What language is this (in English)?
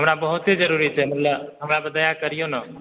Maithili